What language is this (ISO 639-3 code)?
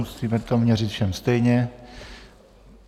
ces